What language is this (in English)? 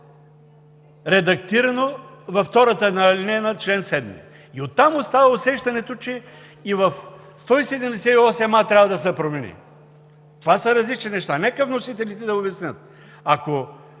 Bulgarian